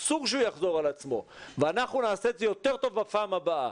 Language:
Hebrew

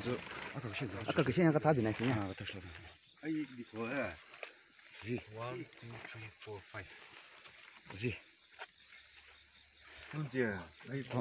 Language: Romanian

